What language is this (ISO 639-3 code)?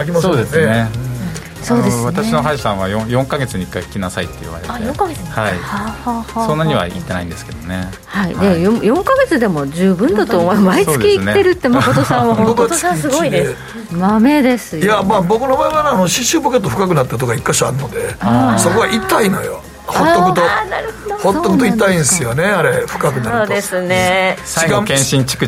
jpn